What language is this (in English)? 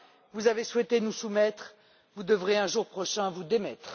French